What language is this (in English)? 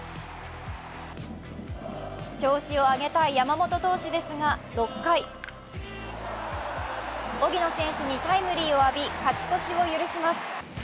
Japanese